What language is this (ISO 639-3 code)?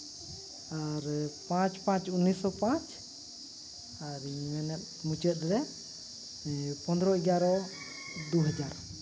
sat